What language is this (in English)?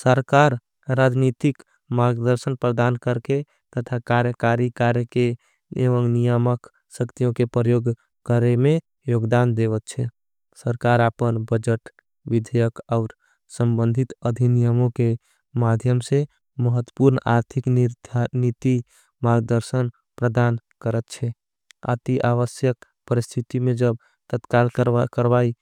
Angika